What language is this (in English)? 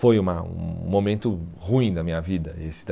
Portuguese